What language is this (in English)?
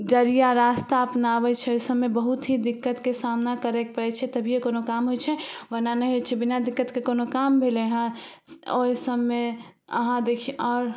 Maithili